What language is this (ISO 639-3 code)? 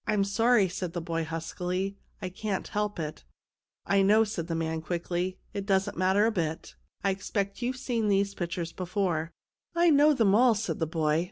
eng